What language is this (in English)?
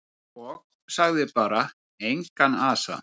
Icelandic